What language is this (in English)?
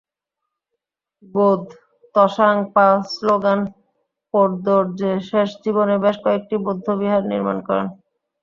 Bangla